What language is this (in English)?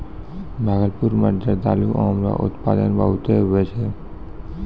Maithili